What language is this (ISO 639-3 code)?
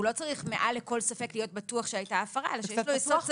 heb